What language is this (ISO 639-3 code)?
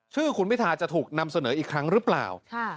tha